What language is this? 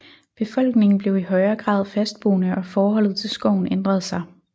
Danish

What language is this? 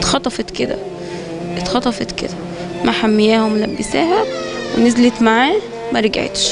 Arabic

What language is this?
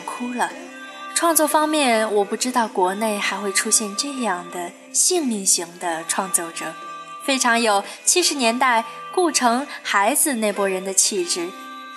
Chinese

